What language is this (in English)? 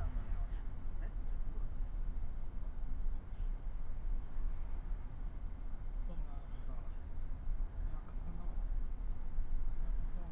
Chinese